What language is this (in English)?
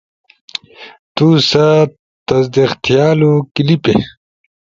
Ushojo